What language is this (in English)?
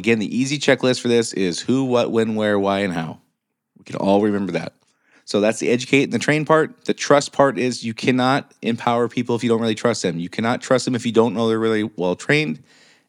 English